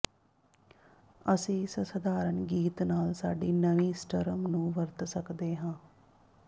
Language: Punjabi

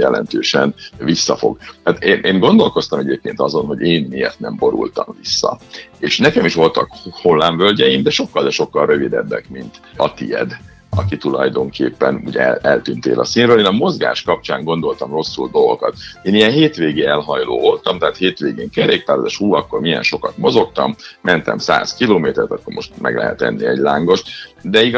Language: Hungarian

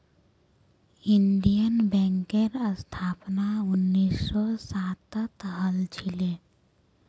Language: Magahi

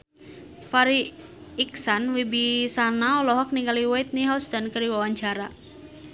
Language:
Sundanese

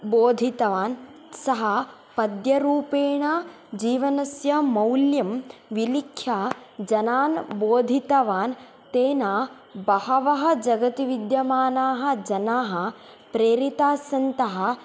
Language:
Sanskrit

